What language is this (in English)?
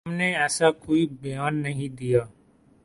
Urdu